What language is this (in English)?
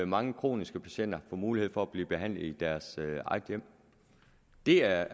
Danish